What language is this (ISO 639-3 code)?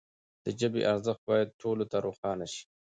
pus